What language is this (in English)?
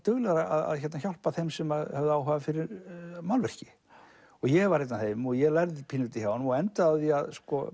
Icelandic